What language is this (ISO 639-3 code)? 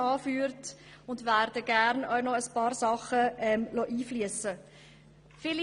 gsw